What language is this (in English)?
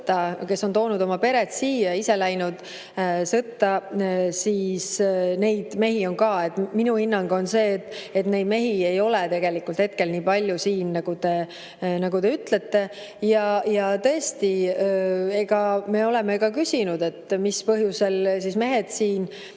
Estonian